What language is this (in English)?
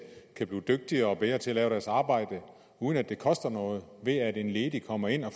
Danish